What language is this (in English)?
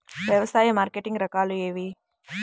Telugu